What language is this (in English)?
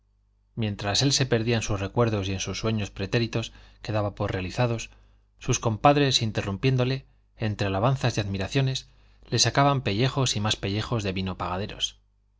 Spanish